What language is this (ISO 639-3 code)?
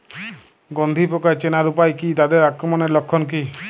ben